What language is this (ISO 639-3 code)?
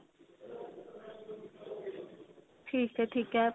pan